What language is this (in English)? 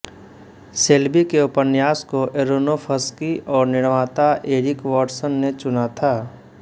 Hindi